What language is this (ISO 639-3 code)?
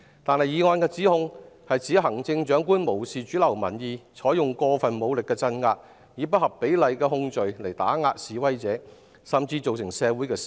yue